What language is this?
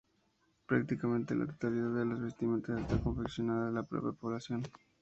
Spanish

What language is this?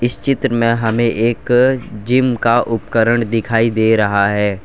Hindi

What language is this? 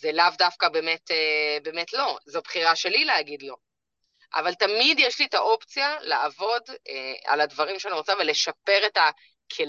Hebrew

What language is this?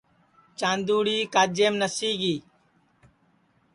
Sansi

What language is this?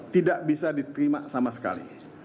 Indonesian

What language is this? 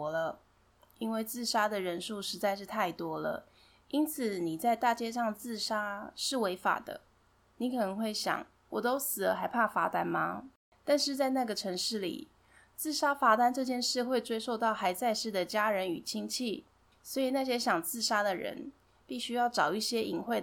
Chinese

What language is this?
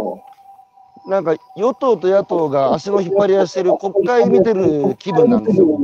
Japanese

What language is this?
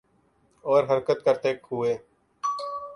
Urdu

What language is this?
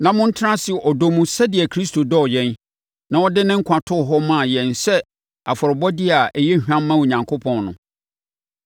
Akan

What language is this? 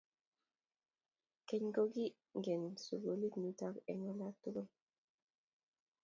Kalenjin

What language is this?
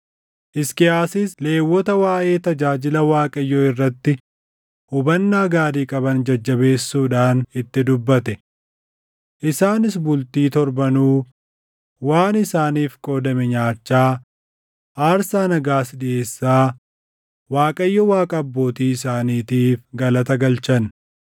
Oromo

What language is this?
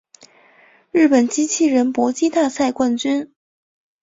Chinese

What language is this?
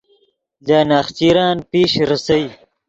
Yidgha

